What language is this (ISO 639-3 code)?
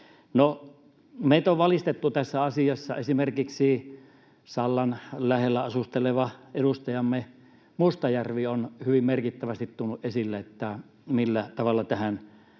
fin